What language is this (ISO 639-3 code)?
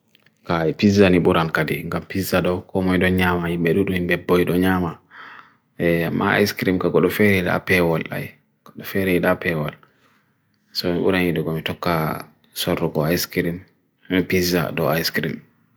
fui